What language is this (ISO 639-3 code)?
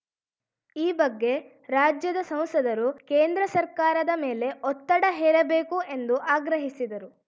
kan